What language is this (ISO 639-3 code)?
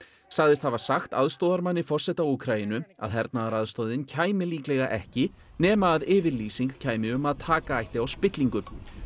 isl